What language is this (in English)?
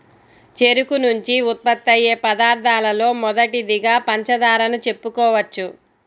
Telugu